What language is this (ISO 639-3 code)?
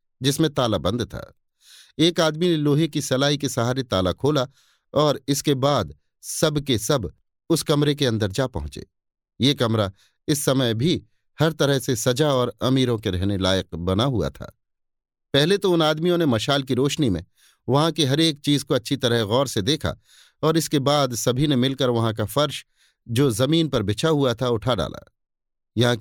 hin